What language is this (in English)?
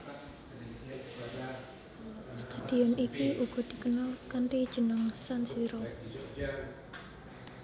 Javanese